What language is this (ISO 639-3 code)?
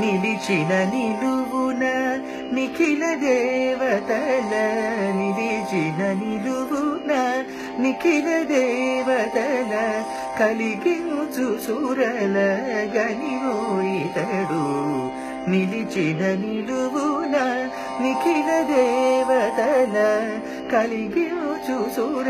tel